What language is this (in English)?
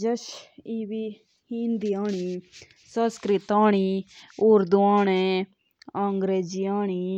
Jaunsari